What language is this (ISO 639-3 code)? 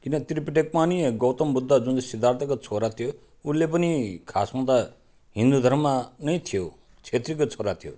nep